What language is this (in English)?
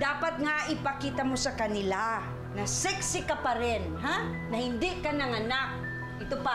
Filipino